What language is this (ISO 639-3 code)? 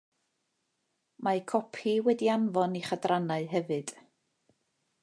cym